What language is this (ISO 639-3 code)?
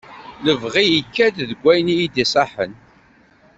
kab